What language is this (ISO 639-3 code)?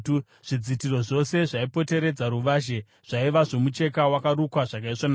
sna